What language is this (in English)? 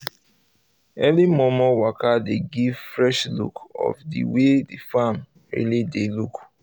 Nigerian Pidgin